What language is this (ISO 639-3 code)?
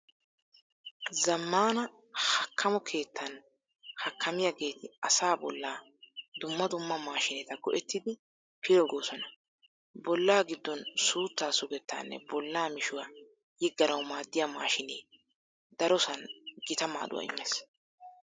wal